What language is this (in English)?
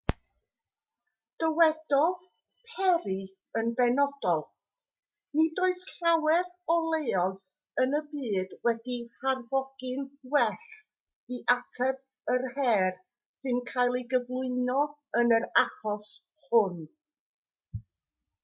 Welsh